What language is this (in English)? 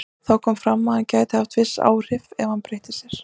Icelandic